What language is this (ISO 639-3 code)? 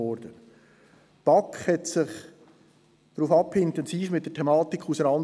gsw